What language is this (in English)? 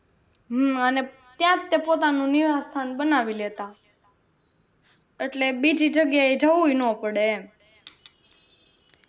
Gujarati